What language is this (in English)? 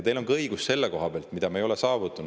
Estonian